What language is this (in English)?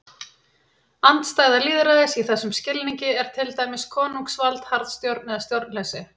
Icelandic